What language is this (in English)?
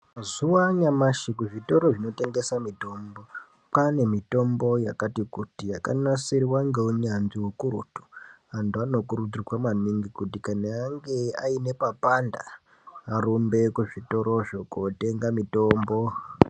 Ndau